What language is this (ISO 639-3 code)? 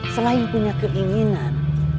ind